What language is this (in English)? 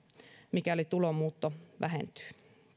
Finnish